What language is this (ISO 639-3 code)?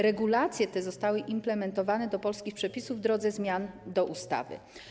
pol